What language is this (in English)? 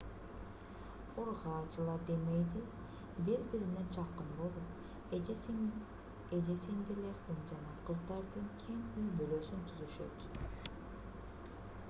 Kyrgyz